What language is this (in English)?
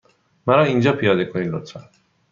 Persian